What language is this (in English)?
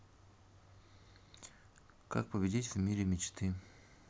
Russian